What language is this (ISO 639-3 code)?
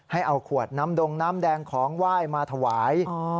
tha